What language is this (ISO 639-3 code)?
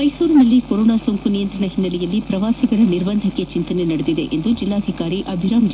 kan